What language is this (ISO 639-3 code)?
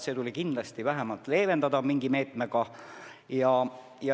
est